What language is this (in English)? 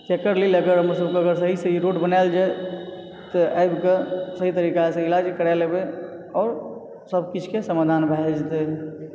Maithili